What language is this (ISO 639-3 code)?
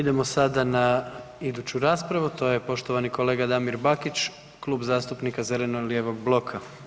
hrv